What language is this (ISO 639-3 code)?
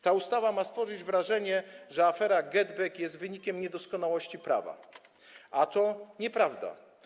pol